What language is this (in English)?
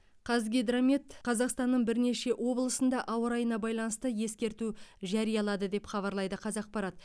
Kazakh